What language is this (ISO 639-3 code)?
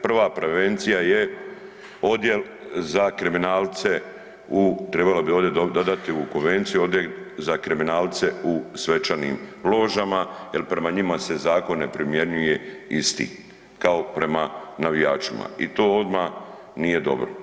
hrv